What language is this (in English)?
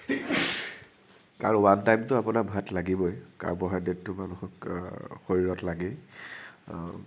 Assamese